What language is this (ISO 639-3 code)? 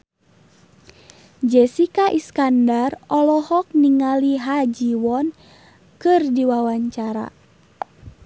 sun